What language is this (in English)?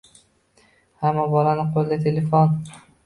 Uzbek